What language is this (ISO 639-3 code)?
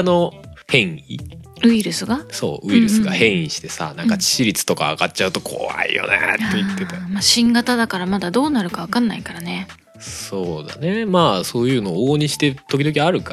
jpn